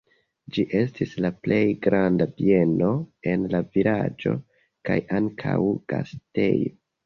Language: Esperanto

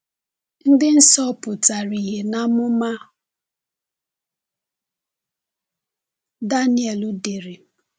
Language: Igbo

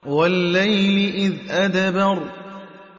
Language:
Arabic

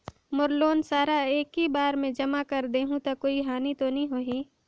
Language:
Chhattisgarhi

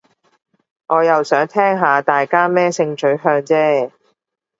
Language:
Cantonese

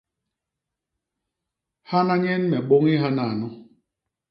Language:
Basaa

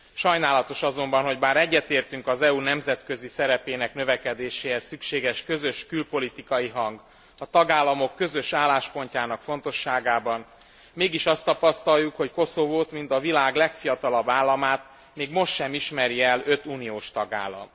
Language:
Hungarian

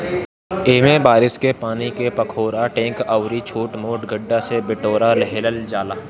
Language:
Bhojpuri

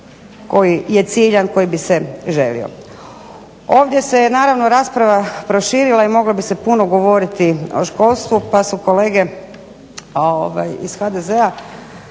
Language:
Croatian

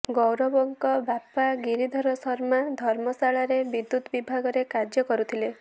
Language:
Odia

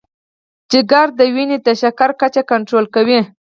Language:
Pashto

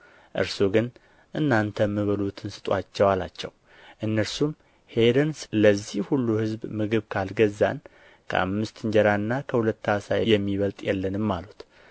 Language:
Amharic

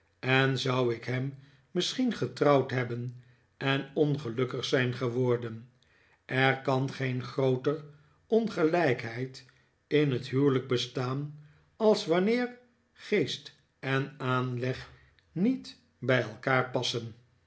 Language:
Dutch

